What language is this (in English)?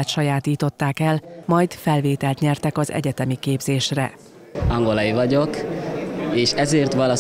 Hungarian